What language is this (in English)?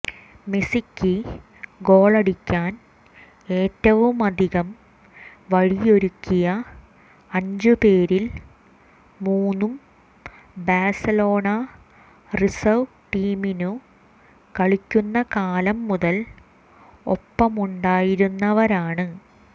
Malayalam